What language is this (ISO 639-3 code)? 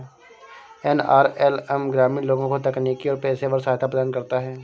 hin